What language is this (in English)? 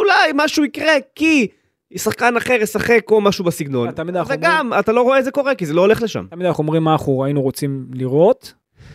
Hebrew